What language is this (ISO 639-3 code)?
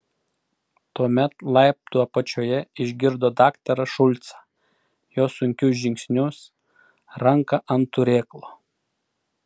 lit